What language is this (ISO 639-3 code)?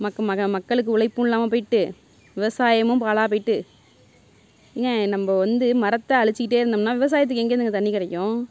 tam